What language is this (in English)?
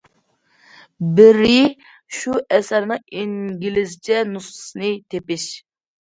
Uyghur